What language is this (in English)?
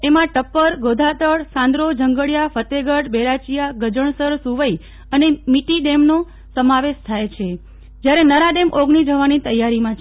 Gujarati